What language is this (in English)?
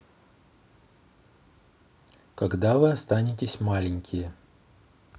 Russian